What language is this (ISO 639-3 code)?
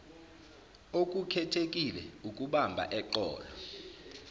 zul